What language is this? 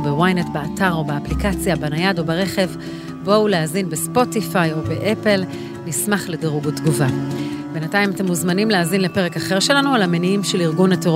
Hebrew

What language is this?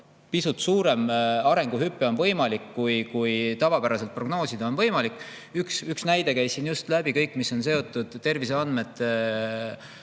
Estonian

